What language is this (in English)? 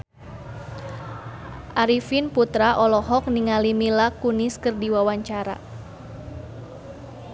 Sundanese